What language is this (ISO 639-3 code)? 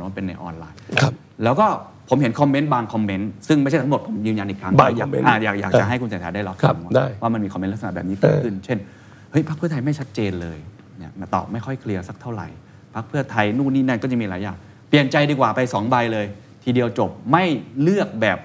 tha